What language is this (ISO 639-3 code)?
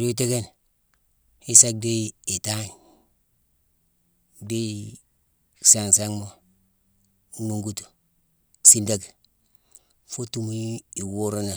msw